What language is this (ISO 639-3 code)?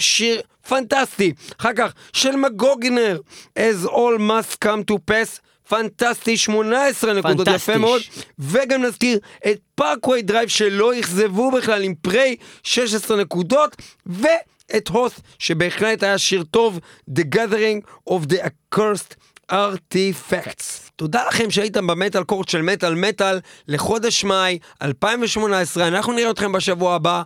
heb